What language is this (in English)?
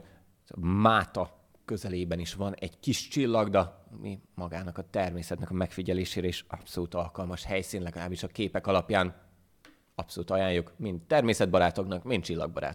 Hungarian